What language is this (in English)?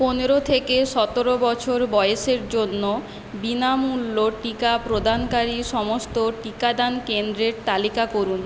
Bangla